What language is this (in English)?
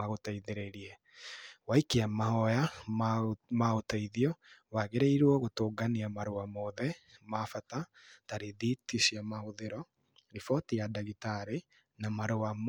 Kikuyu